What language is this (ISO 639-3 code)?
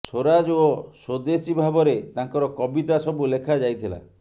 ori